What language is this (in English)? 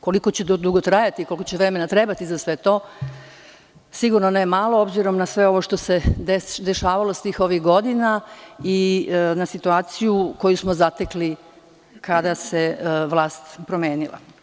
Serbian